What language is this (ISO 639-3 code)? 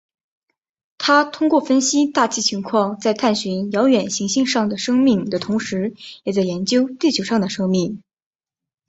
zho